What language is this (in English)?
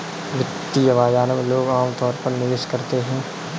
Hindi